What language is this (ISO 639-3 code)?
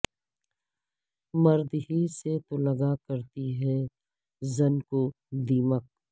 urd